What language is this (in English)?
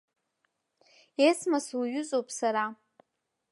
Abkhazian